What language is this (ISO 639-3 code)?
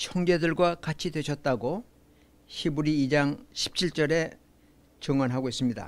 kor